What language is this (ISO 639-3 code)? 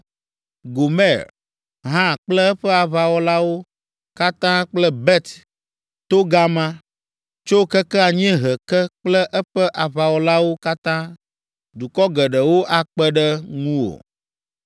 ewe